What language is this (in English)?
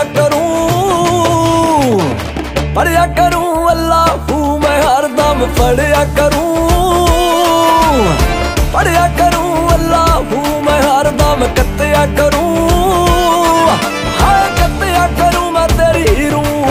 Punjabi